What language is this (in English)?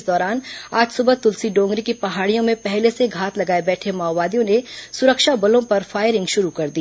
Hindi